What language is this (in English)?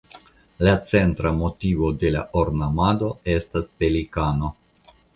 Esperanto